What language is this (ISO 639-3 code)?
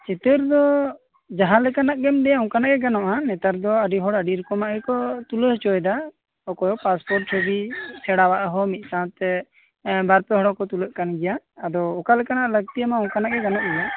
sat